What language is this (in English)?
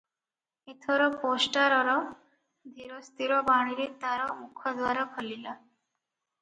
Odia